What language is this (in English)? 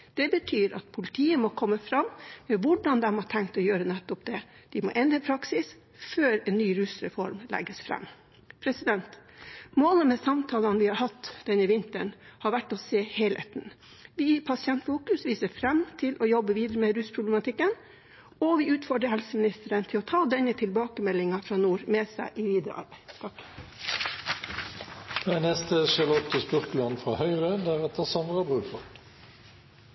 Norwegian Bokmål